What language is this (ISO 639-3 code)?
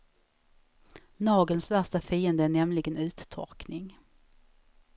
swe